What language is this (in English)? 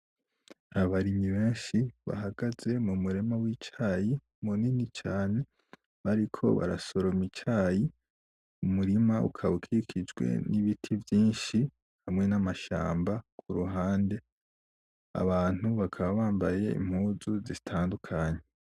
Rundi